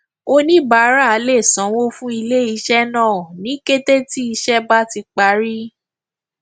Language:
Yoruba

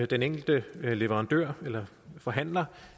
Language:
Danish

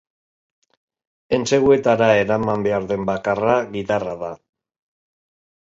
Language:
Basque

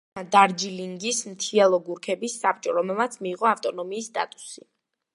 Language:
Georgian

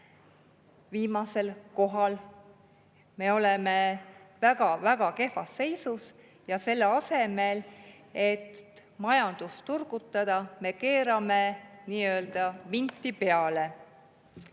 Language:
Estonian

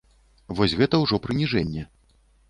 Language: Belarusian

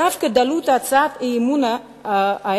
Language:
Hebrew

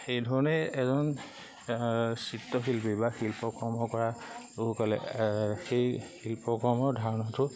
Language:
Assamese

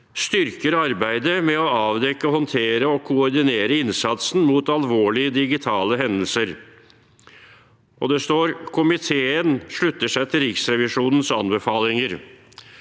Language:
Norwegian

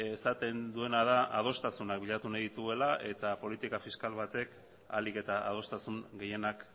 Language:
Basque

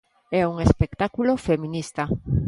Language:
Galician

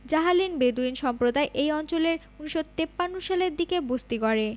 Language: Bangla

